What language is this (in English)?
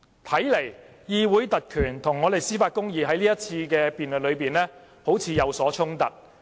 Cantonese